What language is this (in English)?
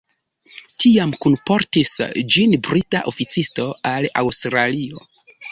Esperanto